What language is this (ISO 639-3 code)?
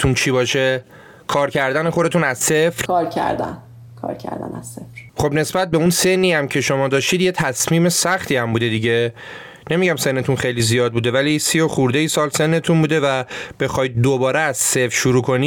fas